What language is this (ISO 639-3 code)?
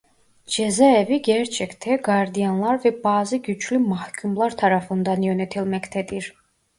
tur